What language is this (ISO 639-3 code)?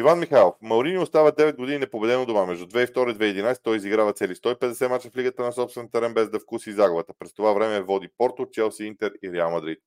bul